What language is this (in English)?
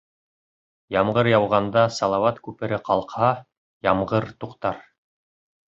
Bashkir